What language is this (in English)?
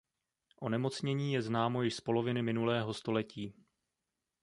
Czech